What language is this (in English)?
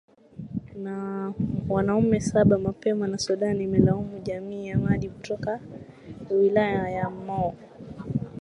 Swahili